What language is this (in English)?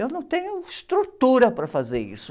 Portuguese